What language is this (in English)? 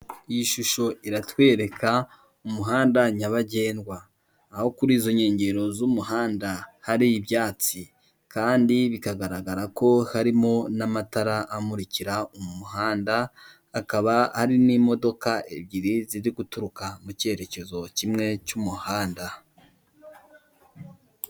Kinyarwanda